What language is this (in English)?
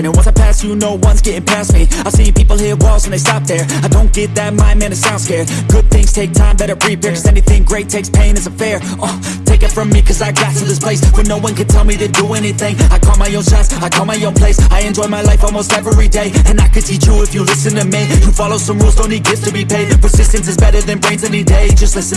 English